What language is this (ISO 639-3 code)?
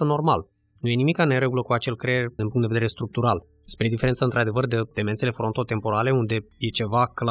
ron